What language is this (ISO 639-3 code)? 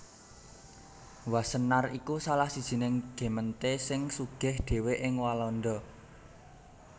jav